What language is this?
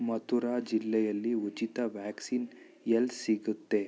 Kannada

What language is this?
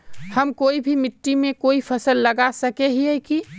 Magahi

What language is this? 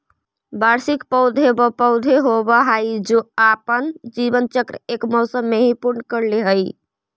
Magahi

